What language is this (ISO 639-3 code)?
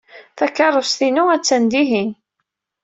kab